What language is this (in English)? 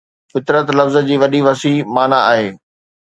Sindhi